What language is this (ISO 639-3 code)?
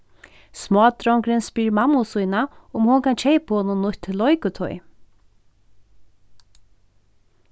fao